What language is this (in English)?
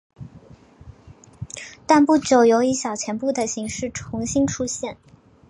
Chinese